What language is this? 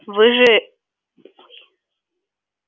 Russian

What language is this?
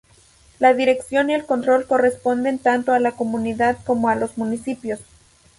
Spanish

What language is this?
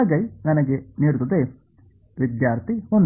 Kannada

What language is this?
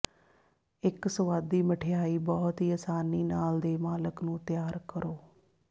Punjabi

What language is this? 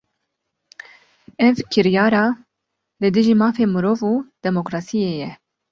Kurdish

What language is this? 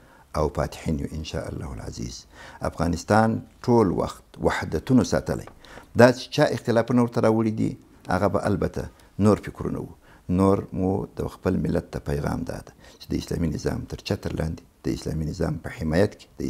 Arabic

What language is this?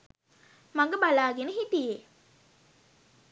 Sinhala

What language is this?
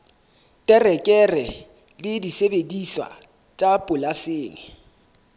Southern Sotho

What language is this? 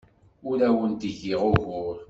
Kabyle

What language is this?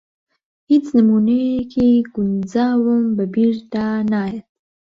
Central Kurdish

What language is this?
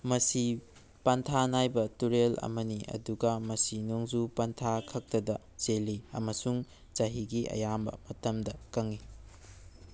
Manipuri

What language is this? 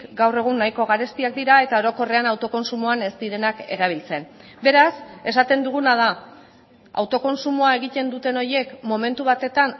Basque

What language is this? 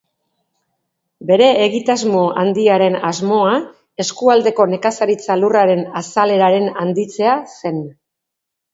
Basque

